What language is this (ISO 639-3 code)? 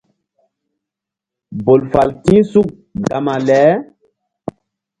mdd